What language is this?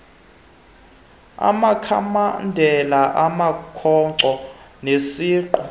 Xhosa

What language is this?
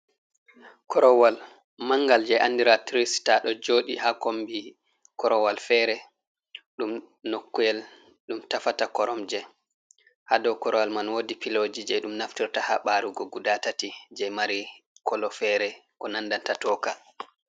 Fula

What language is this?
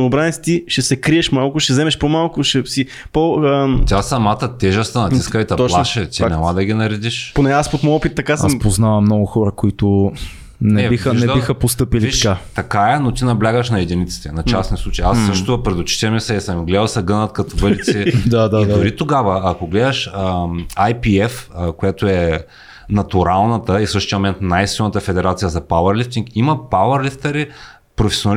Bulgarian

